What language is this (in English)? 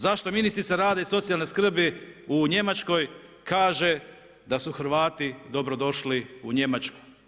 Croatian